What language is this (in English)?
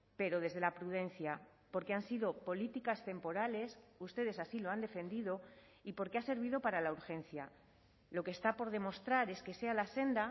Spanish